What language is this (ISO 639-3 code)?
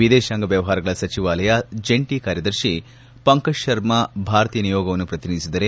kan